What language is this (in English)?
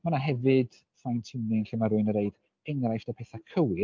Welsh